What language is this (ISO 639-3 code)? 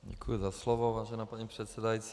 ces